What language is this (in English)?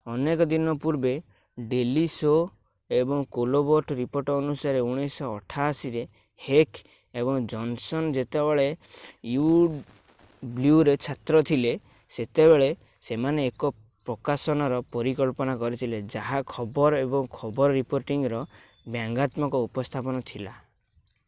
Odia